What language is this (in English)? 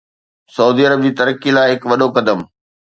Sindhi